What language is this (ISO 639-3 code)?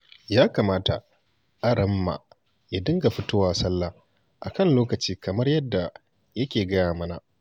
hau